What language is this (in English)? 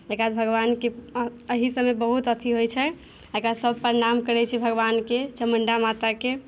Maithili